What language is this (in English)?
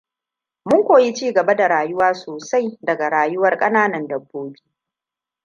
Hausa